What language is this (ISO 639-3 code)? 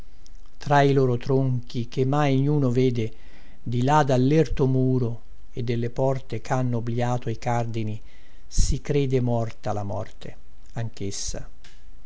ita